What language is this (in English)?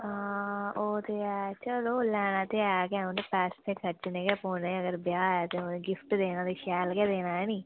Dogri